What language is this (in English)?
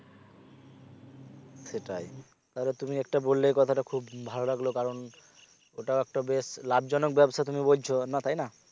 Bangla